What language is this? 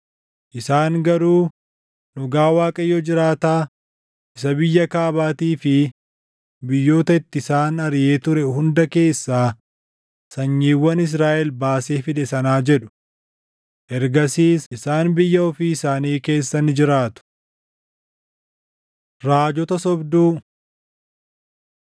Oromo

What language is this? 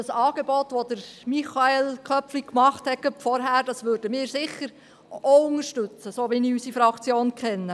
Swiss German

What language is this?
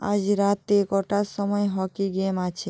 Bangla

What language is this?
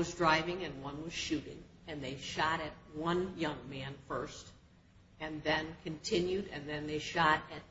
English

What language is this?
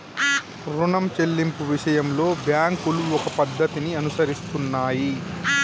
Telugu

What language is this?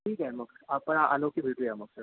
Marathi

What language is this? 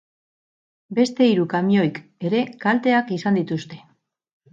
Basque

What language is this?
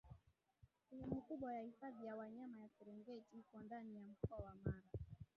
Swahili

